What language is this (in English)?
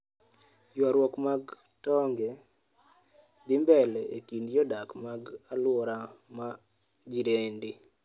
Luo (Kenya and Tanzania)